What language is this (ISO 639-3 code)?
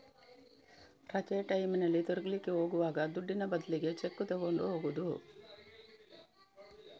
kan